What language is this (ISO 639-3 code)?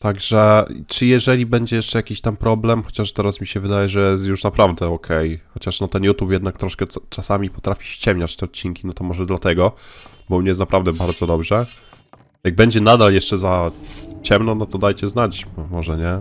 pol